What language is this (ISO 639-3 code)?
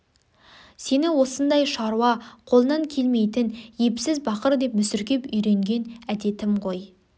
kaz